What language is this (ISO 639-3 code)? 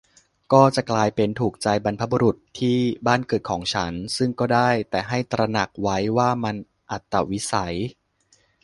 tha